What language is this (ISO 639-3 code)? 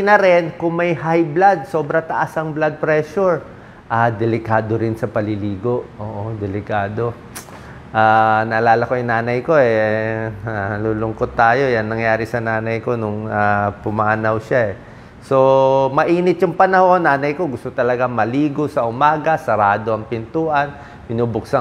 fil